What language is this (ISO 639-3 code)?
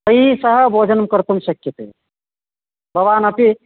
san